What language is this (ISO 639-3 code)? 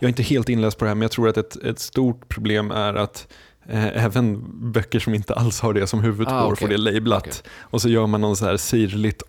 swe